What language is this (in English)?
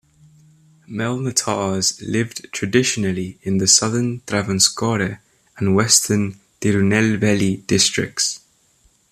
English